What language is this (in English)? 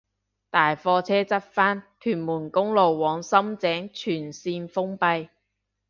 Cantonese